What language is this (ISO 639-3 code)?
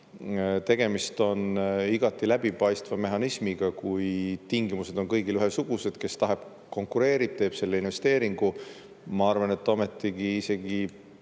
est